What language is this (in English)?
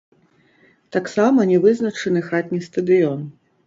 Belarusian